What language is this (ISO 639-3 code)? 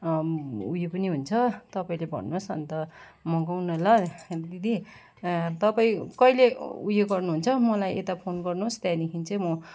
nep